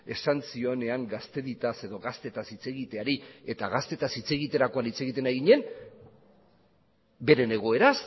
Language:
Basque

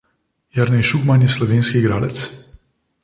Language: Slovenian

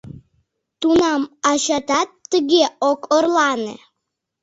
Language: Mari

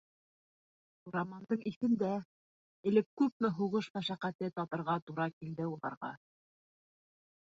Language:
Bashkir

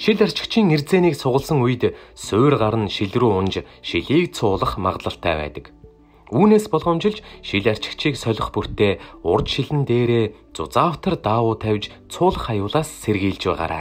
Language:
Dutch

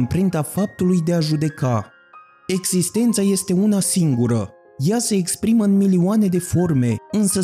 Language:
Romanian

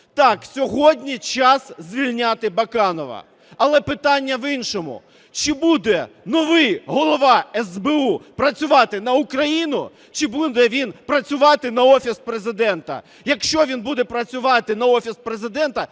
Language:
Ukrainian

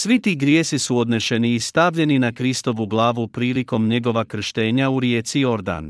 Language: Croatian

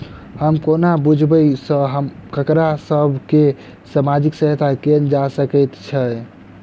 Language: Maithili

